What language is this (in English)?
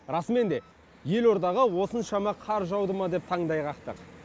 Kazakh